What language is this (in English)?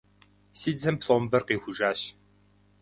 Kabardian